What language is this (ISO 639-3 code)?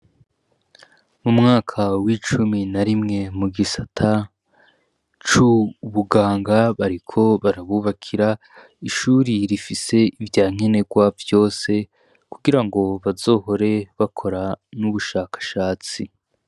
run